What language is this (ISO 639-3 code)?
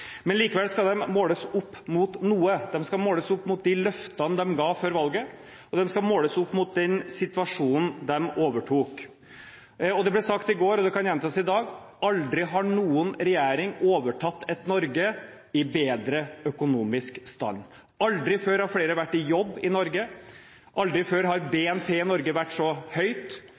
nob